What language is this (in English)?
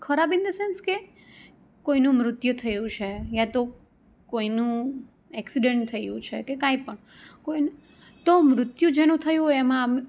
Gujarati